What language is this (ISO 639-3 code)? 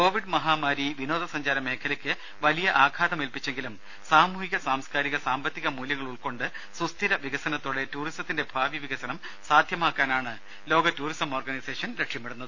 mal